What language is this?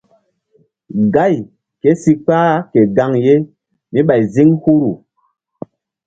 Mbum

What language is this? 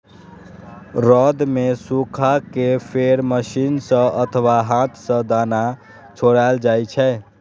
Maithili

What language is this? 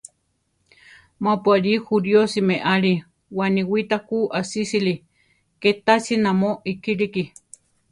Central Tarahumara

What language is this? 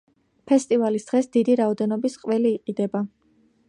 Georgian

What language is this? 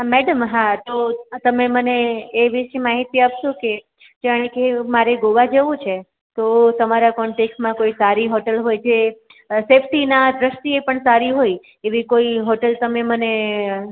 Gujarati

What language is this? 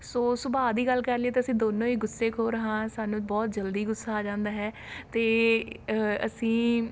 Punjabi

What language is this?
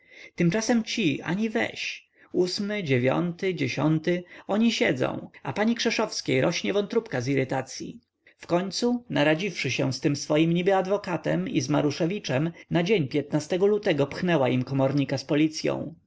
Polish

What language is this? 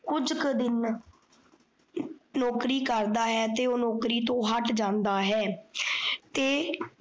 Punjabi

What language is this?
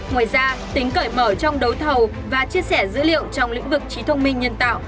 Vietnamese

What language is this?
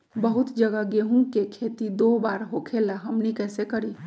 Magahi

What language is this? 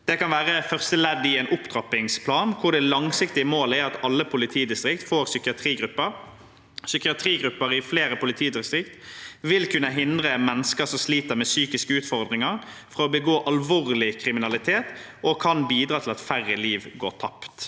Norwegian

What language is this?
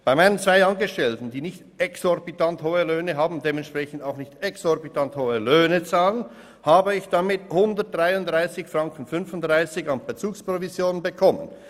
Swiss German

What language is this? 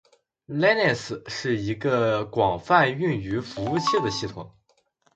Chinese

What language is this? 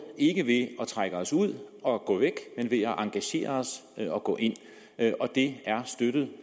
Danish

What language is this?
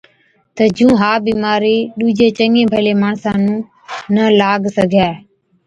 Od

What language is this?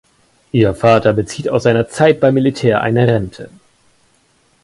German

